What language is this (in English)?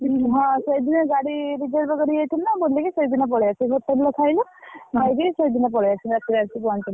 Odia